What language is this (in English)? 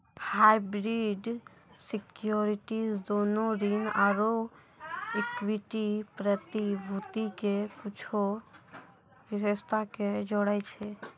Maithili